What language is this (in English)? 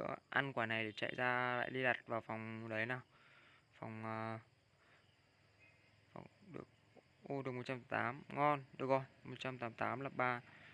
Vietnamese